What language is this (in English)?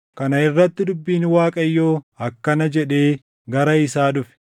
Oromo